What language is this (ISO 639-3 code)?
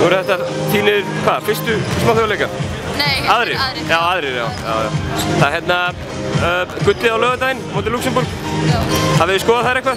ces